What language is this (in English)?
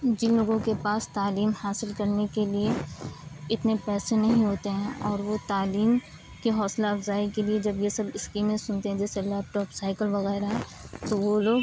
Urdu